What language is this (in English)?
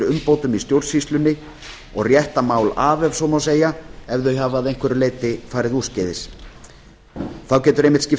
Icelandic